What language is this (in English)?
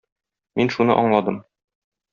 Tatar